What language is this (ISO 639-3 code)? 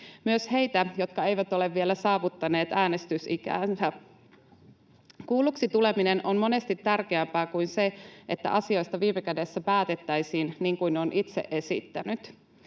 fin